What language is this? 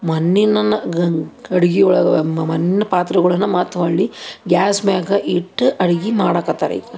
Kannada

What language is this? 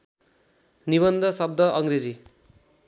Nepali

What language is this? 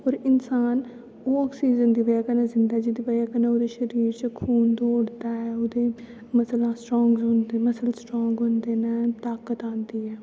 Dogri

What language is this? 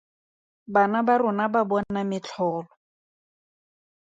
Tswana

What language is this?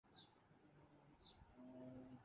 Urdu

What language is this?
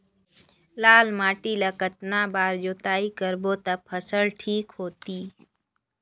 Chhattisgarhi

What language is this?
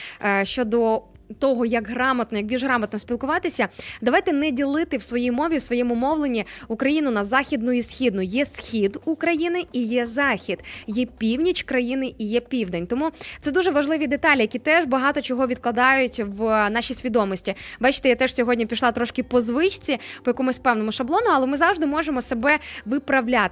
Ukrainian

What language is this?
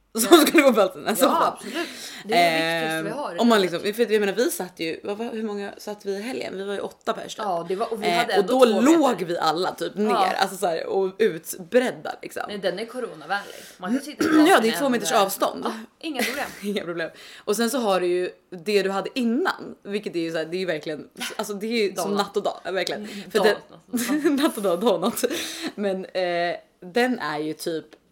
Swedish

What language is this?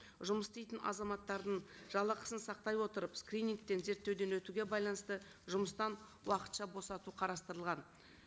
Kazakh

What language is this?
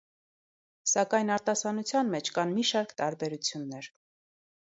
Armenian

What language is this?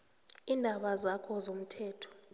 South Ndebele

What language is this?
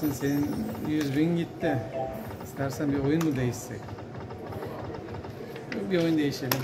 Turkish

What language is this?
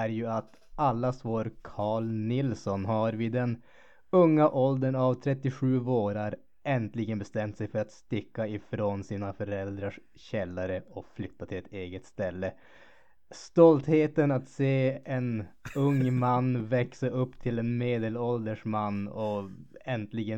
Swedish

